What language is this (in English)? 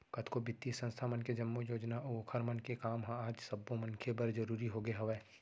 Chhattisgarhi